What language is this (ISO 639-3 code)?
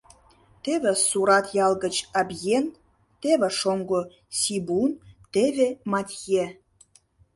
chm